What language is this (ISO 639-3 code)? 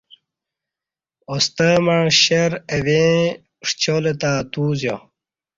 bsh